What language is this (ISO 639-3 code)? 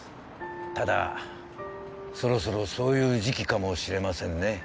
jpn